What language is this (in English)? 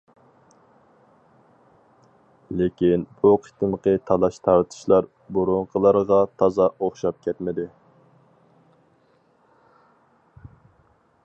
Uyghur